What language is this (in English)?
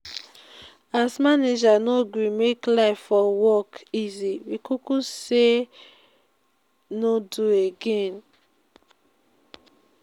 Nigerian Pidgin